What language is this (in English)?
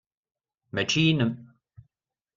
Kabyle